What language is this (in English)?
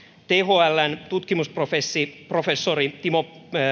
Finnish